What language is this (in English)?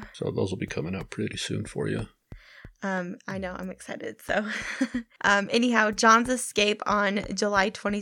English